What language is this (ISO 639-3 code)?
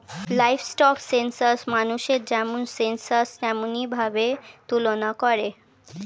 ben